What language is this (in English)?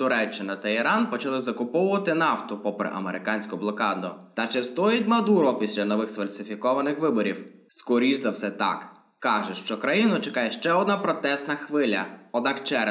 Ukrainian